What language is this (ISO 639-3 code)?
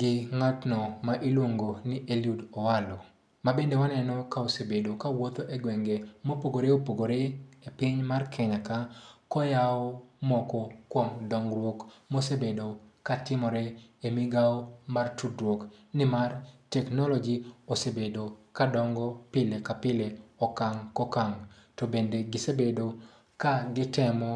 luo